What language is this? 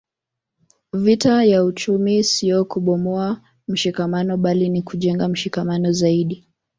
Swahili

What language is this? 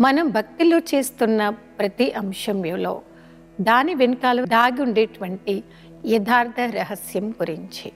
Telugu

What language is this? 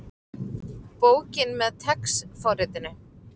Icelandic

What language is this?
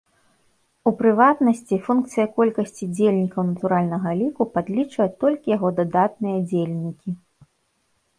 Belarusian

